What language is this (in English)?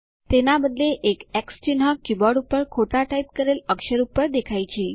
Gujarati